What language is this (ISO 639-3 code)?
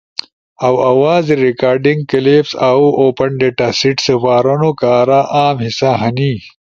ush